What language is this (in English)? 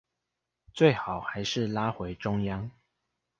Chinese